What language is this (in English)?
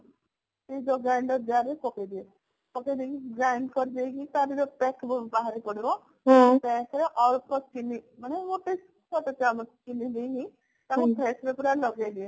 Odia